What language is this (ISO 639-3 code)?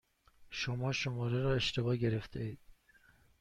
fas